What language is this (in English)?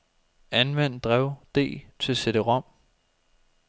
Danish